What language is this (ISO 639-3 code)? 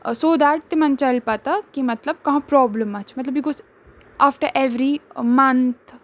kas